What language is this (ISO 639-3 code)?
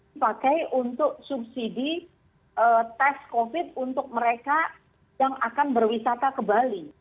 ind